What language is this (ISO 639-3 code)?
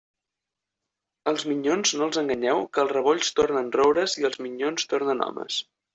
cat